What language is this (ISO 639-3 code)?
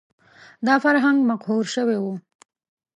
pus